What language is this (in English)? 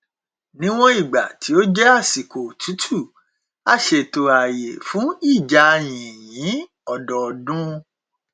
Yoruba